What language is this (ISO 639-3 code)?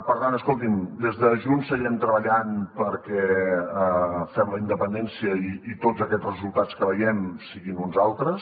cat